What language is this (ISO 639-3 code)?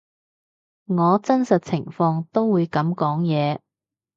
yue